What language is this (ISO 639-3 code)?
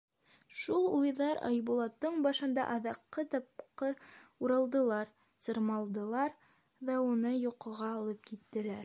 bak